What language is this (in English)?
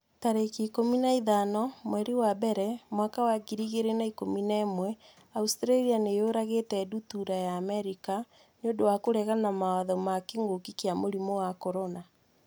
Kikuyu